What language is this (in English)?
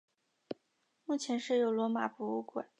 Chinese